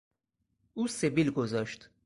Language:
Persian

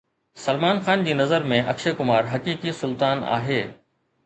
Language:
Sindhi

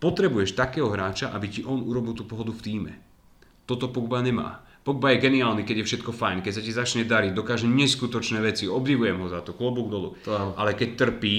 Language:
Slovak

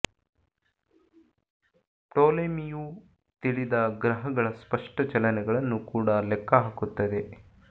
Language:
Kannada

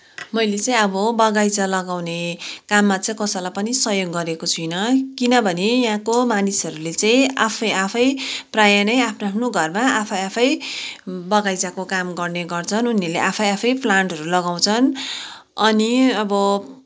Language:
Nepali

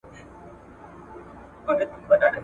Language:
Pashto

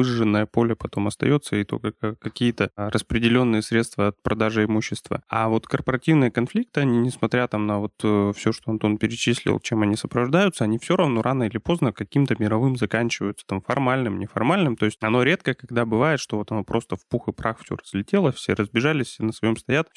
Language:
Russian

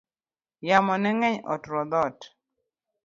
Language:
Luo (Kenya and Tanzania)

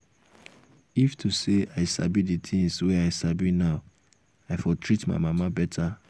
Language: Nigerian Pidgin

